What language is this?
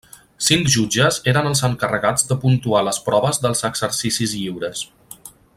Catalan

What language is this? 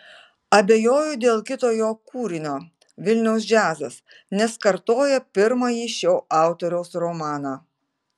Lithuanian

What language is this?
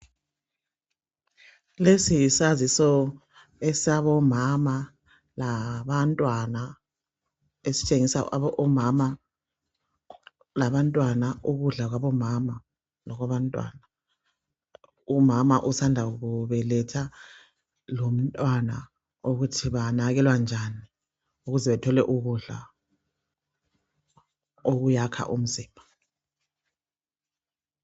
North Ndebele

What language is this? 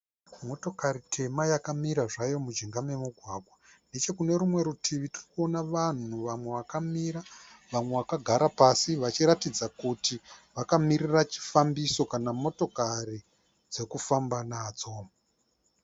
Shona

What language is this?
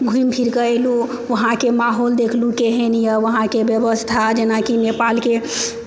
Maithili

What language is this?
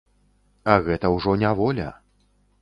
Belarusian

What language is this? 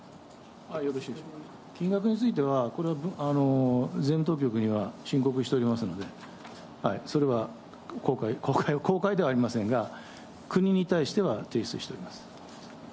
Japanese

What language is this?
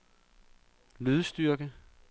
Danish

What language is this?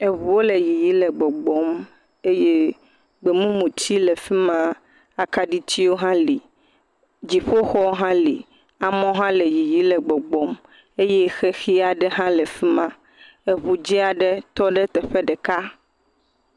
Ewe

